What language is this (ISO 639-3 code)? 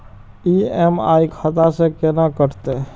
mai